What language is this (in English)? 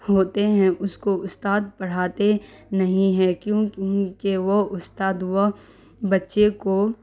Urdu